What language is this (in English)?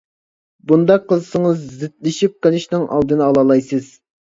Uyghur